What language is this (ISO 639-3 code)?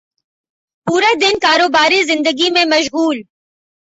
urd